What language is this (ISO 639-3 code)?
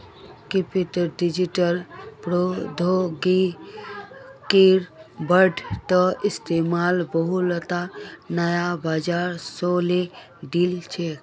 mag